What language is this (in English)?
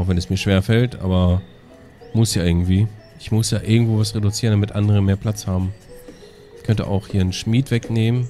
German